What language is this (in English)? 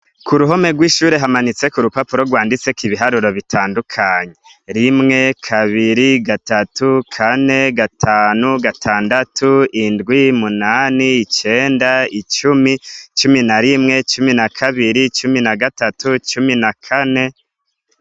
Rundi